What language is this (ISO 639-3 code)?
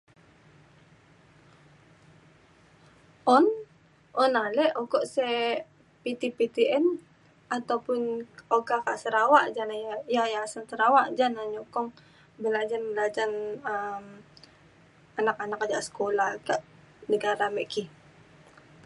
xkl